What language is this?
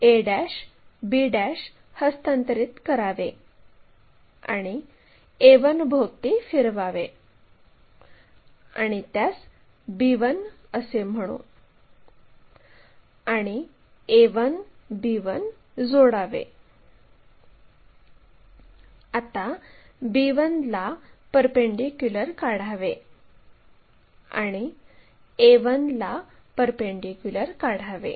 Marathi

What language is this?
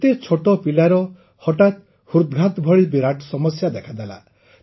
Odia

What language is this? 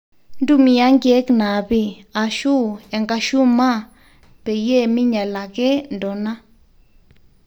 Masai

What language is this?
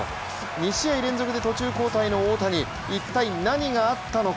Japanese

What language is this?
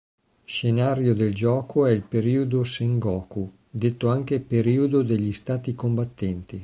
Italian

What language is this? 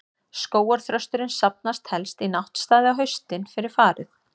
Icelandic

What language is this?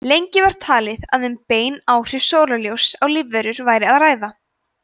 Icelandic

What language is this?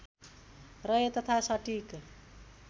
Nepali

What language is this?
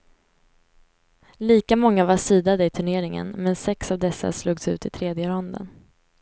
Swedish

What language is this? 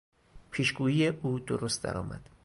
Persian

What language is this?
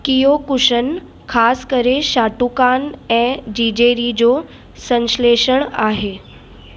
Sindhi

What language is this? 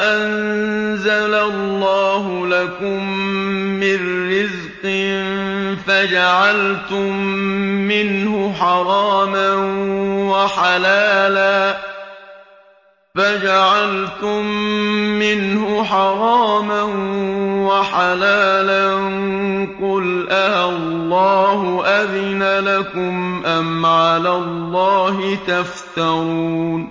Arabic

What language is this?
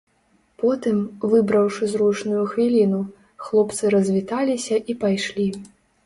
Belarusian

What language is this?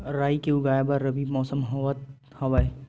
Chhattisgarhi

